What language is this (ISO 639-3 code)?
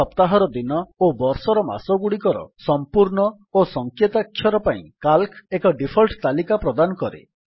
ori